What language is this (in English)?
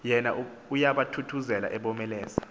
Xhosa